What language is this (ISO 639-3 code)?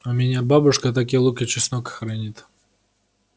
rus